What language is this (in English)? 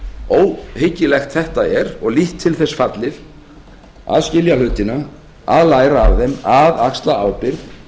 Icelandic